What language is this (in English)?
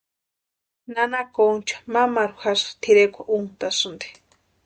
Western Highland Purepecha